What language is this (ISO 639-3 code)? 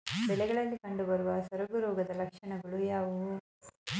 kan